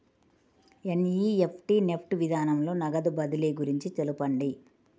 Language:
Telugu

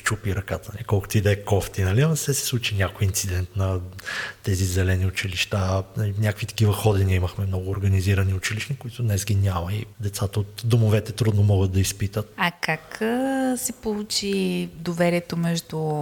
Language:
Bulgarian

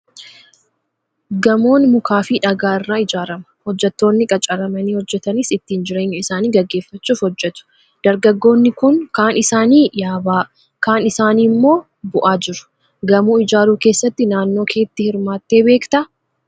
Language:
Oromo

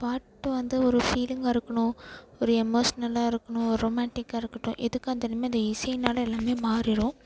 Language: Tamil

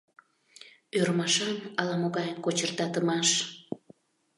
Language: Mari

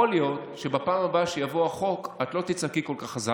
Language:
Hebrew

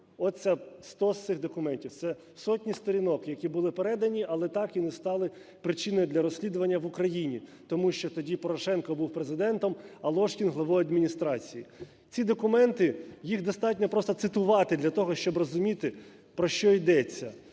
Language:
Ukrainian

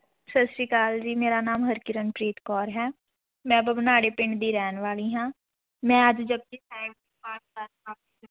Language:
Punjabi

